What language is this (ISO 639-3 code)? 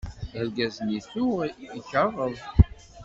kab